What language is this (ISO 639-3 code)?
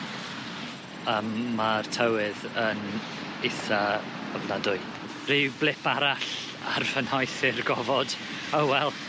cym